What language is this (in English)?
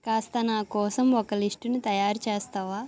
Telugu